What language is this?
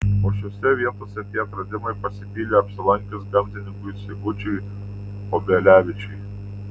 Lithuanian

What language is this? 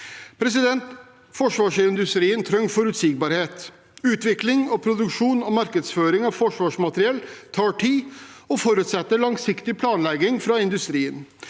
Norwegian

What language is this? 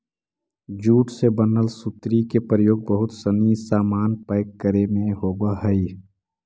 Magahi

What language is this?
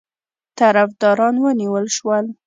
Pashto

